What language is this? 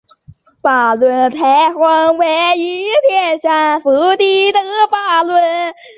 Chinese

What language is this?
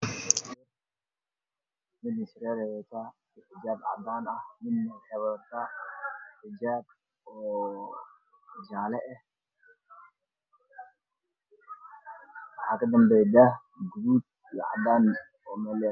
Somali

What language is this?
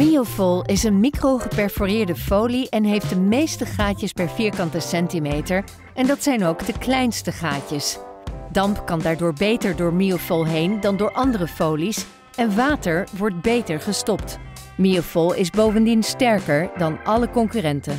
Dutch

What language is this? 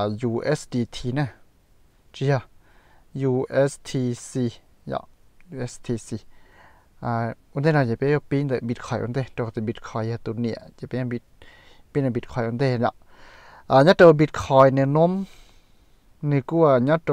Thai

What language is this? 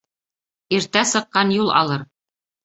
Bashkir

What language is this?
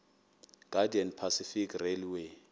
Xhosa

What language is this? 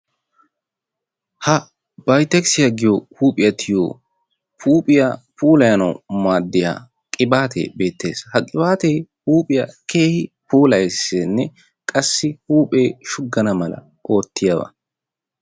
Wolaytta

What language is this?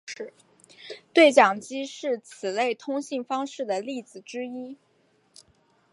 Chinese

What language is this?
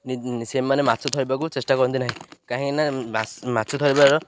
Odia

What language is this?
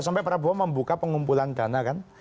Indonesian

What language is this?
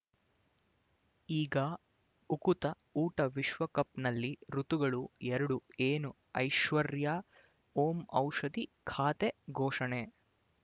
Kannada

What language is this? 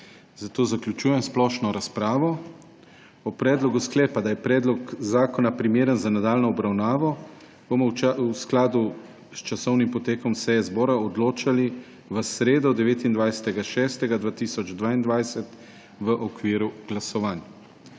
Slovenian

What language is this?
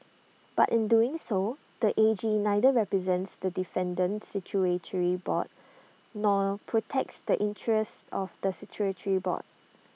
English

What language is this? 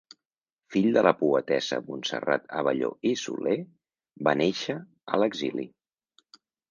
Catalan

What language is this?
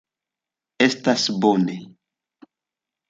Esperanto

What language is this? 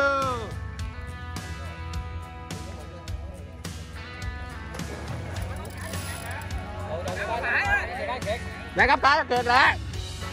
Vietnamese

